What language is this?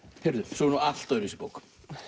Icelandic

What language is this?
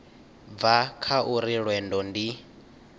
Venda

